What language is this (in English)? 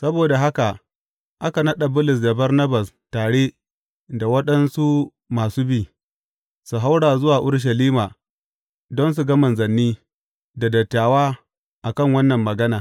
Hausa